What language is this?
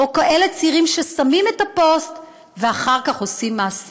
Hebrew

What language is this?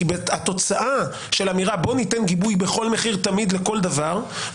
Hebrew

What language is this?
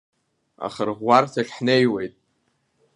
Abkhazian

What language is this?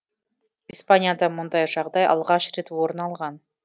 Kazakh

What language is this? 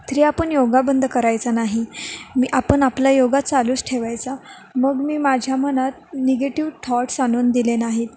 Marathi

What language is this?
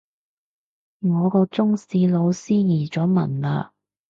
Cantonese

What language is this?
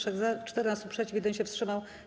Polish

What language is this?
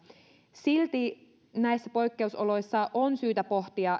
Finnish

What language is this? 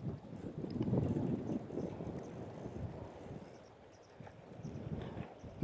Japanese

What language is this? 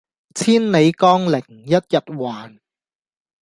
Cantonese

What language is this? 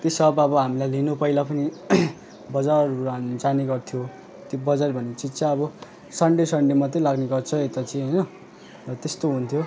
Nepali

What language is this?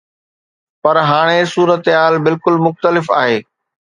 Sindhi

